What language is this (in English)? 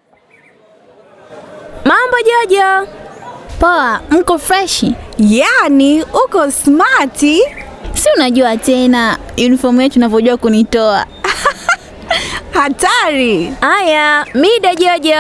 Swahili